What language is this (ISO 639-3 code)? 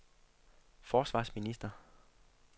dan